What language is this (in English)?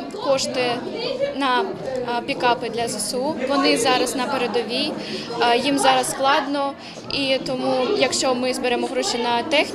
Ukrainian